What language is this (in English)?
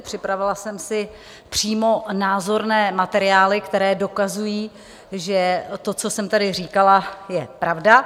Czech